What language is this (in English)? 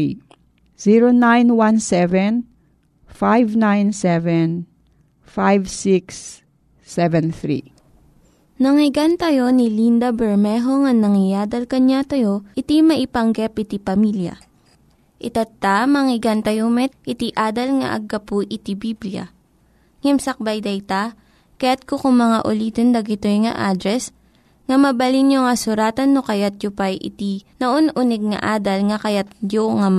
Filipino